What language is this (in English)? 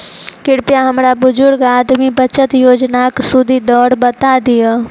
Maithili